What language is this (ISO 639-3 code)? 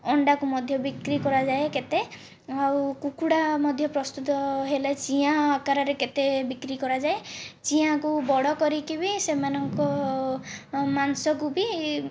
ori